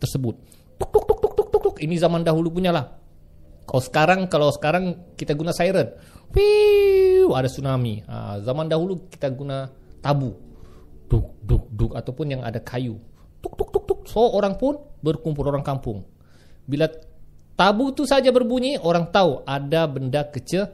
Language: Malay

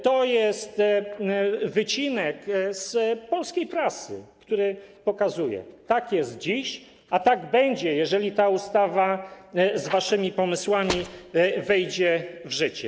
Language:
Polish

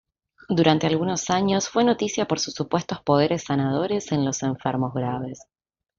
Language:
Spanish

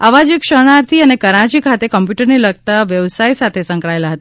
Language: Gujarati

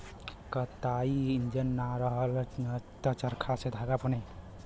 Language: Bhojpuri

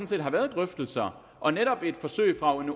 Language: Danish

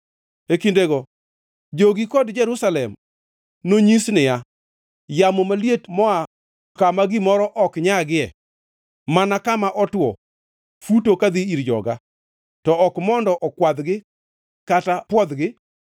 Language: Luo (Kenya and Tanzania)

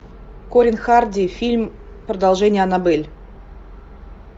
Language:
Russian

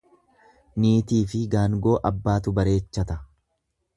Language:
Oromo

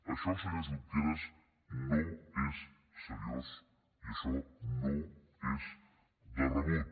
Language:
Catalan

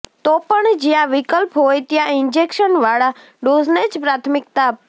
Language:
Gujarati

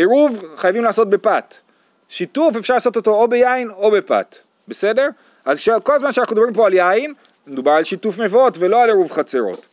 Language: Hebrew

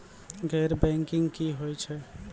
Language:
Maithili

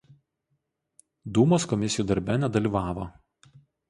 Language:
Lithuanian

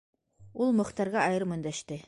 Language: Bashkir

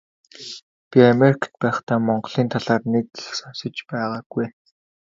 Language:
Mongolian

